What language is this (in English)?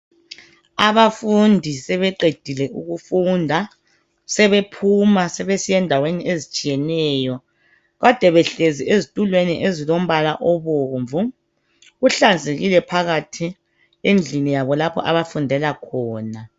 North Ndebele